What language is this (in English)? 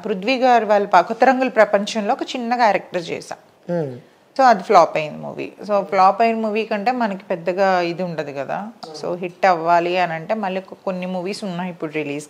Telugu